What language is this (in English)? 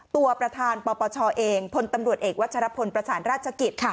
Thai